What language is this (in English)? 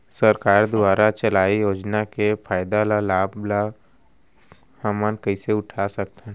Chhattisgarhi